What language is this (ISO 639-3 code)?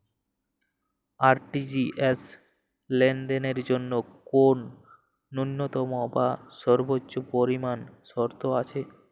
ben